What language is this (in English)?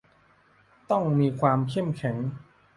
Thai